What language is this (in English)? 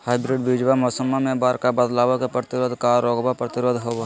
Magahi